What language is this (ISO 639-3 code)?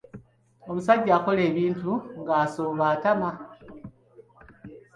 lug